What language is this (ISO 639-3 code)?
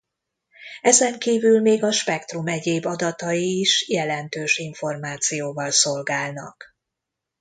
hun